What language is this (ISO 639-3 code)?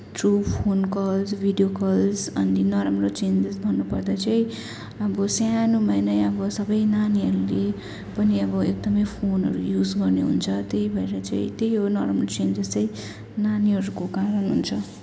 nep